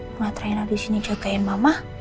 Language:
Indonesian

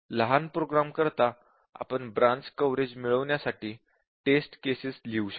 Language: Marathi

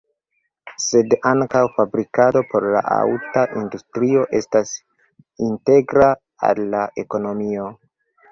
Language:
Esperanto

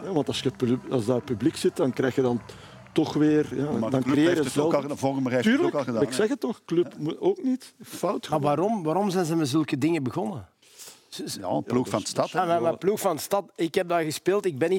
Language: Dutch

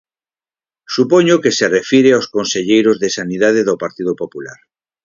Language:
Galician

